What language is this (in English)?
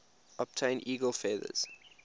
English